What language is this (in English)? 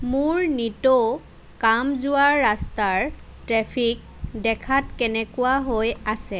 Assamese